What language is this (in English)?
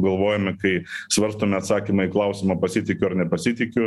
Lithuanian